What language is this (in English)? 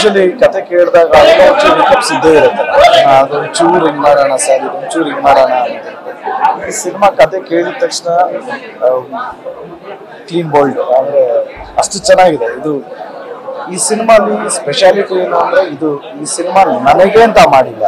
Turkish